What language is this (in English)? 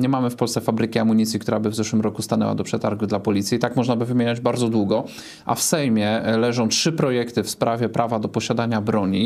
Polish